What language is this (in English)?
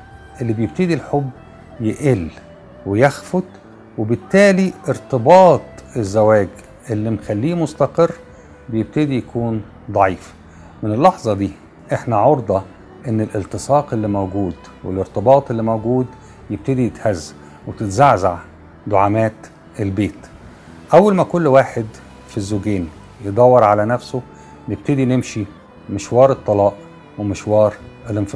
Arabic